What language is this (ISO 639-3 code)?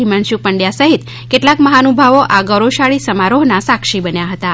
guj